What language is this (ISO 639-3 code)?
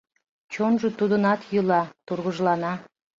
chm